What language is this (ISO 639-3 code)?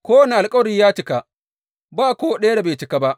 hau